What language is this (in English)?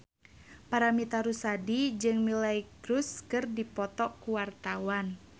Sundanese